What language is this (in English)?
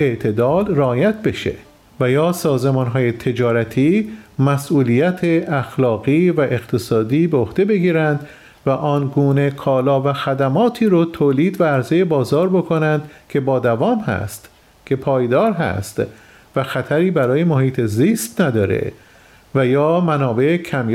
Persian